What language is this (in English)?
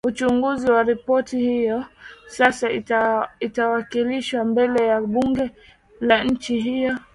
Swahili